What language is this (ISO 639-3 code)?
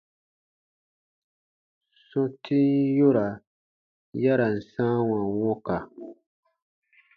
bba